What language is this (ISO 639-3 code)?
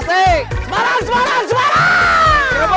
ind